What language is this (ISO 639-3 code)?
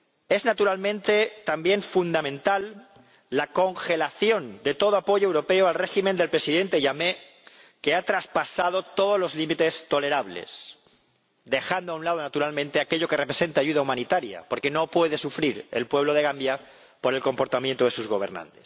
spa